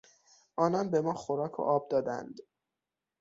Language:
Persian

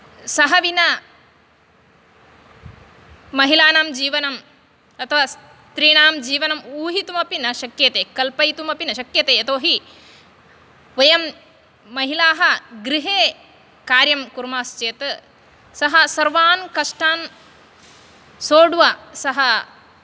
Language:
Sanskrit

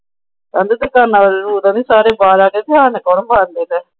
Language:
Punjabi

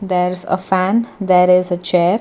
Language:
English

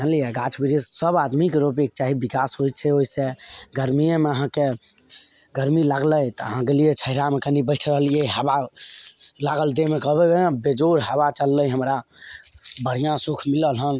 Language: Maithili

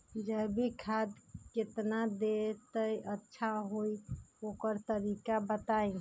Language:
Magahi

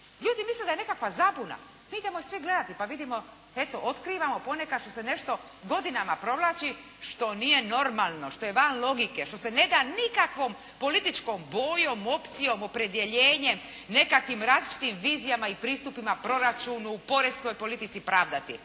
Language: Croatian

